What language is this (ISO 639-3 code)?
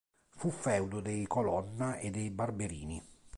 ita